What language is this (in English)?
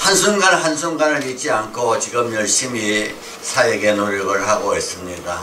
Korean